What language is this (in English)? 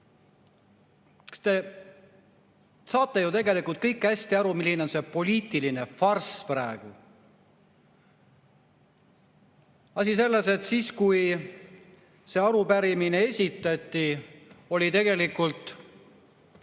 Estonian